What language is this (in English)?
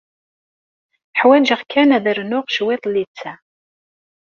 Kabyle